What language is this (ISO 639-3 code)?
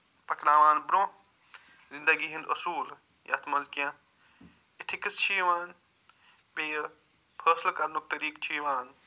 kas